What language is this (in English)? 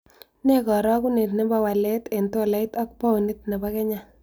Kalenjin